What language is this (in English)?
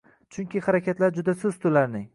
Uzbek